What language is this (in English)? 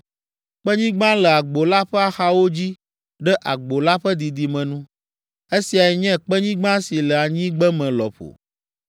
Ewe